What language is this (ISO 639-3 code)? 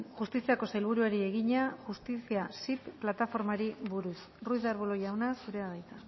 eus